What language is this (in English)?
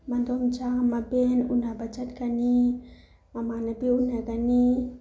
Manipuri